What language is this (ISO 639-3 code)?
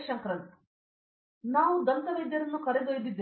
kan